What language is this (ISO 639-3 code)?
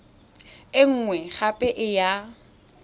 tsn